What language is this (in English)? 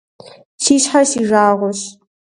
Kabardian